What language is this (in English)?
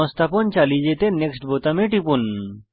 Bangla